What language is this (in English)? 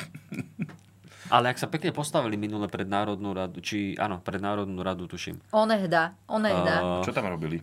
Slovak